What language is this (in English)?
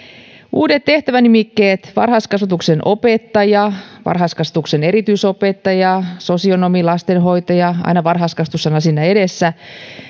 Finnish